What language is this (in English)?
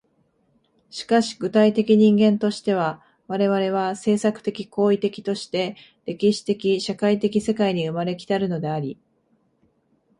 Japanese